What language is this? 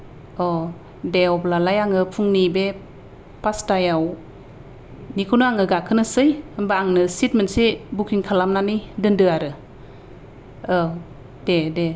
Bodo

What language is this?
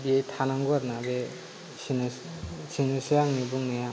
Bodo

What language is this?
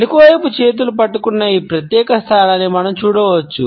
Telugu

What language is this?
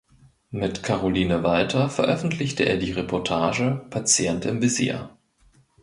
German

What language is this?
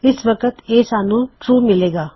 Punjabi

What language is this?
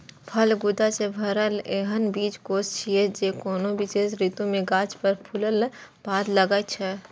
Maithili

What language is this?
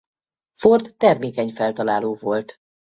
Hungarian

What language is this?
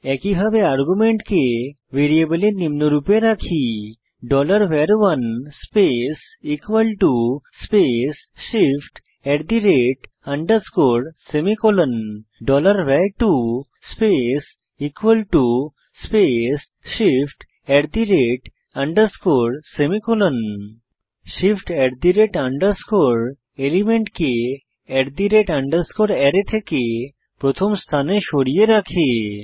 Bangla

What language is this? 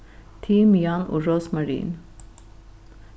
Faroese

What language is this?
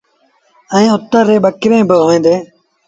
Sindhi Bhil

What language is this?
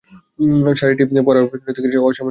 Bangla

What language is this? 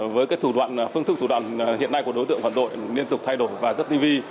Vietnamese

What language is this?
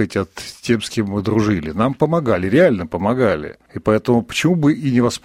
Russian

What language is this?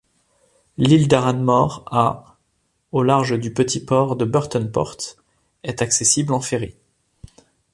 French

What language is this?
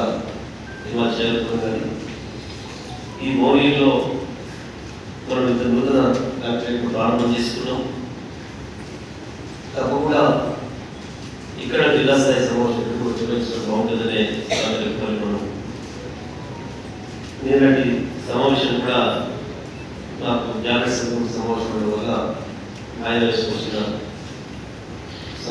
Romanian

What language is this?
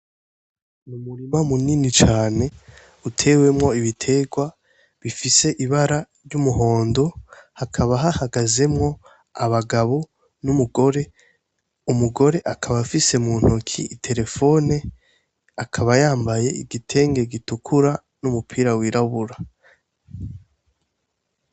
Rundi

